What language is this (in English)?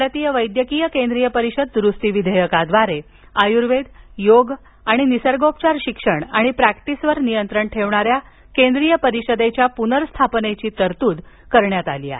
Marathi